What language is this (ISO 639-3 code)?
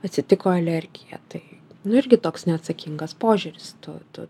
lit